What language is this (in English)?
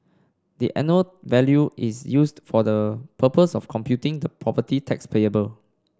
English